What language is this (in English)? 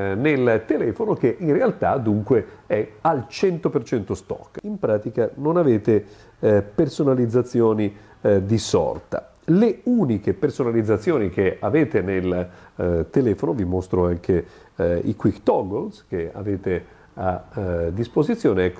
Italian